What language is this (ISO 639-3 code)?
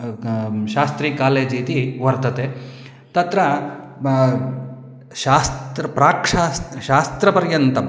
san